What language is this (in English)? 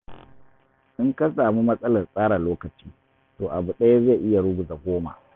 Hausa